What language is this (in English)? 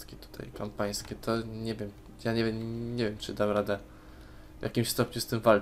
Polish